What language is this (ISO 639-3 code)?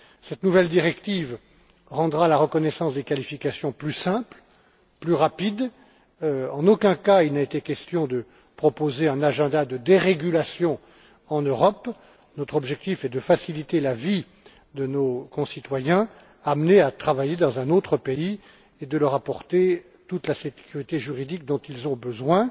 fra